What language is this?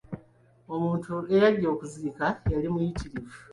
Ganda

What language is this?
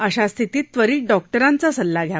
Marathi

